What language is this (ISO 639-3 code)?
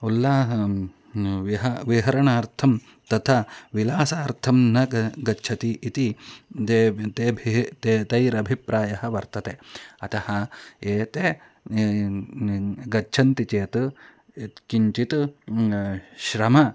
san